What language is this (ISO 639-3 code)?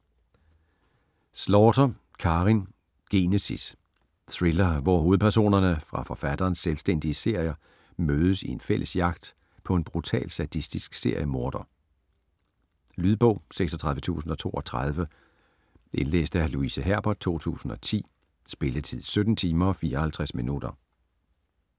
dan